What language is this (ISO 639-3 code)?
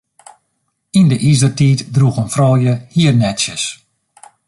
fry